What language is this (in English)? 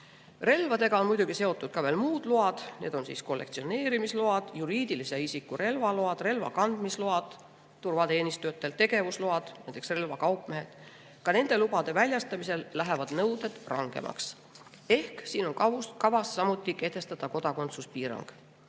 Estonian